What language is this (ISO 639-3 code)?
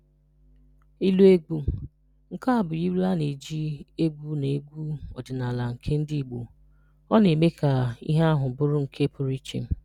ibo